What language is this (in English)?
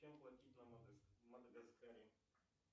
Russian